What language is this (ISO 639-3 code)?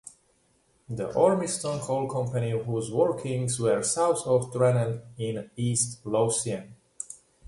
eng